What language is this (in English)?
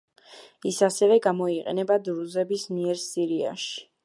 Georgian